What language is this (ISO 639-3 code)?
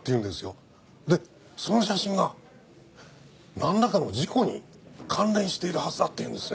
jpn